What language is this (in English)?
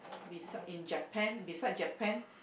English